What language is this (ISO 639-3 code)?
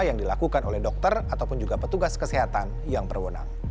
ind